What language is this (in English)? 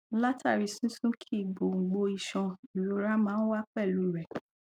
Yoruba